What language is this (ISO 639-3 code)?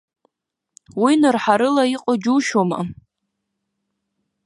abk